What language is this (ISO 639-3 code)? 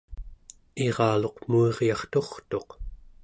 esu